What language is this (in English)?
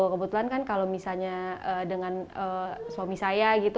Indonesian